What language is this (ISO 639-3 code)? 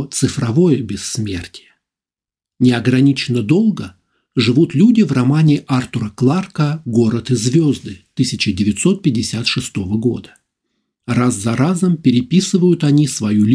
rus